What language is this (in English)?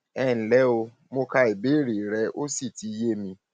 Yoruba